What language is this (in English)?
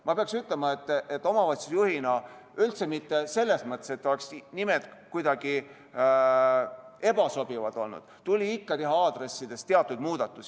Estonian